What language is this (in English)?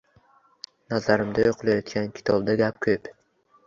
Uzbek